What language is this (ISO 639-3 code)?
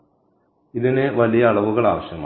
mal